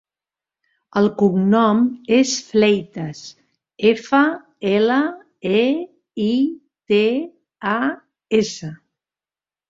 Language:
Catalan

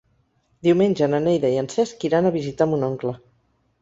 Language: Catalan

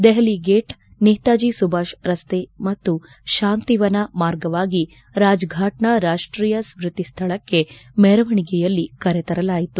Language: Kannada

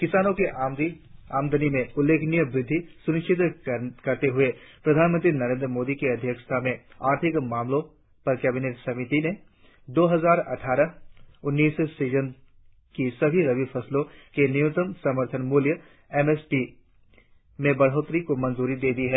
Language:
Hindi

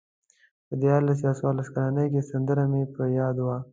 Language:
Pashto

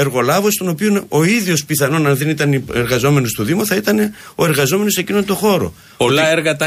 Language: Greek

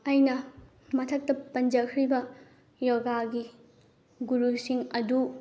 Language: Manipuri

